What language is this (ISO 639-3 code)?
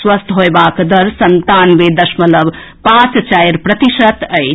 mai